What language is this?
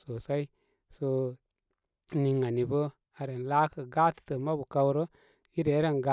Koma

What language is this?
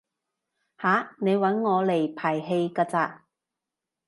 Cantonese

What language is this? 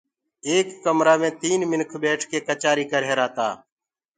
Gurgula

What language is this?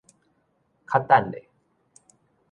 Min Nan Chinese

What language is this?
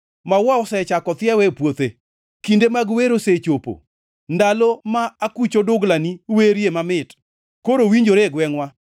Luo (Kenya and Tanzania)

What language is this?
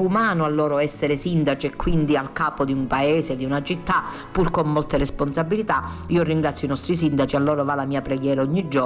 Italian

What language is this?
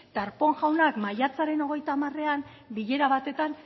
Basque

